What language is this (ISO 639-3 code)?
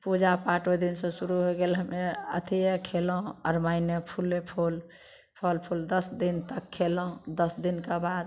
mai